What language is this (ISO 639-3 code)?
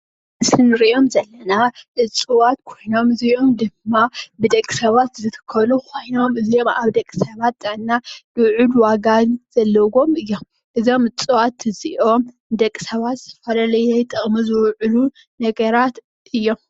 tir